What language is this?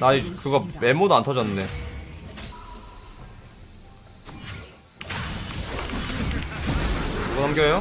Korean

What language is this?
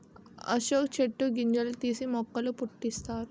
Telugu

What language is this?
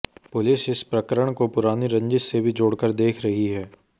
Hindi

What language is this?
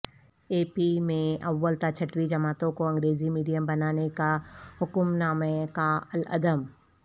Urdu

